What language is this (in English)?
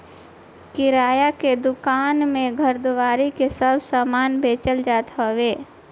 Bhojpuri